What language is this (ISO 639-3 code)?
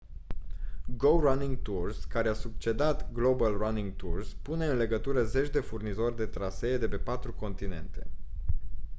ron